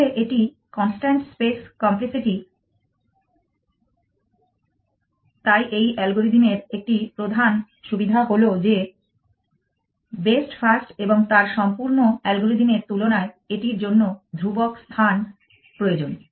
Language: Bangla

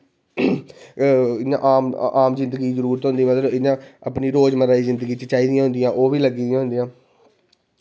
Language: Dogri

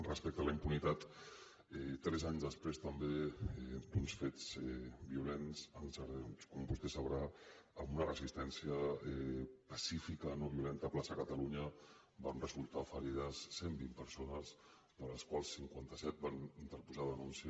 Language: Catalan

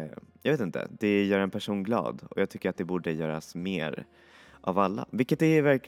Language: Swedish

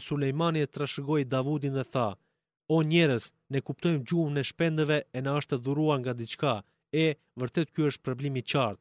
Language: Greek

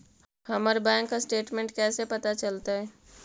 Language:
Magahi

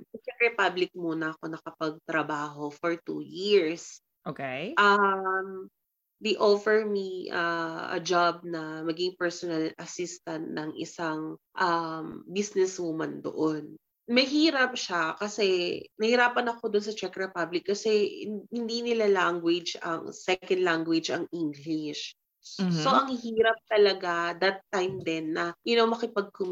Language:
Filipino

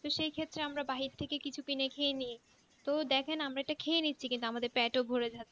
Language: Bangla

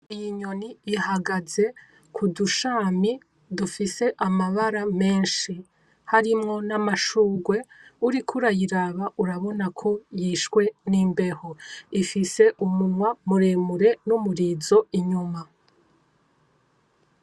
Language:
Rundi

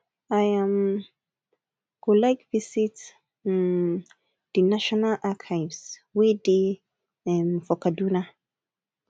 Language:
Nigerian Pidgin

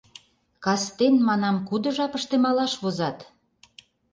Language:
Mari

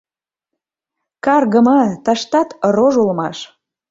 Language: Mari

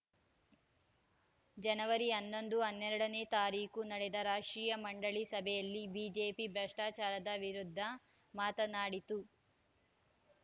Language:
Kannada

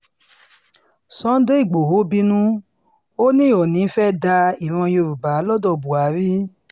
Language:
Yoruba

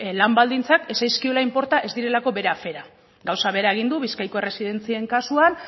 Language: Basque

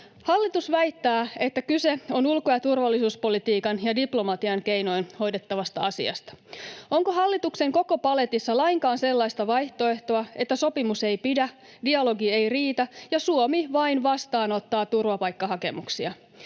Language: Finnish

